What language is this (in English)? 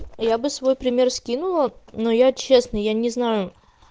Russian